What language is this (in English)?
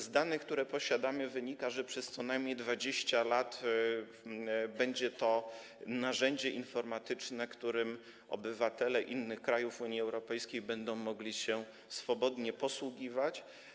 Polish